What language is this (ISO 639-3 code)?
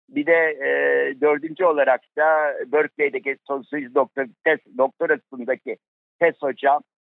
tur